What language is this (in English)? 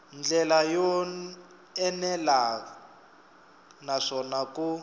Tsonga